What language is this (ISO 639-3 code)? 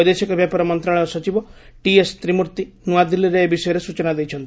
ori